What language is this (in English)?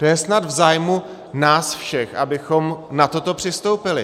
Czech